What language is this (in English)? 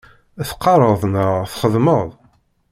Kabyle